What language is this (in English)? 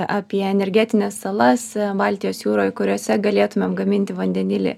Lithuanian